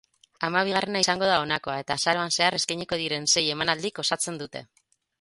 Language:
Basque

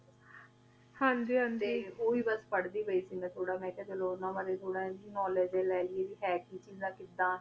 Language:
Punjabi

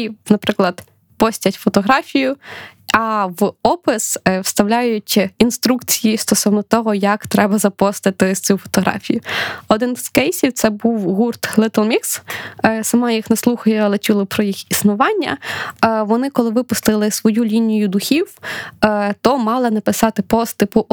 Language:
Ukrainian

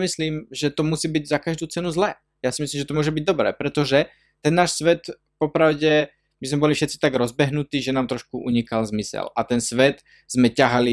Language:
Slovak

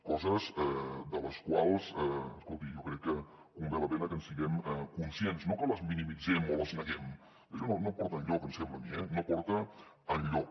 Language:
Catalan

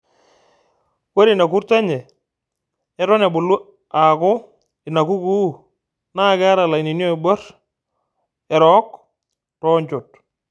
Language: Masai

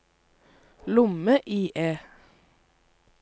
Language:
Norwegian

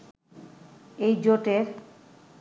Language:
Bangla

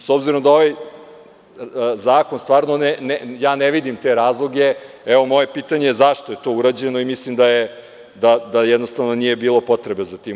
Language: Serbian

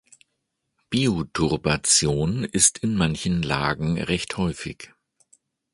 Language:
German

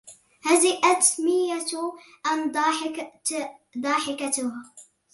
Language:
Arabic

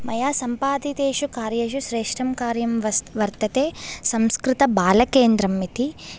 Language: Sanskrit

